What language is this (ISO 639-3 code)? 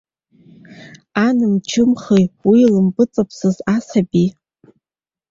abk